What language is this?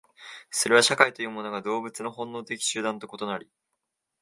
Japanese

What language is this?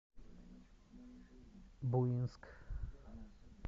Russian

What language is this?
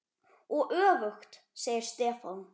Icelandic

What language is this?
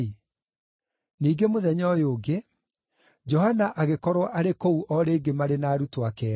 Kikuyu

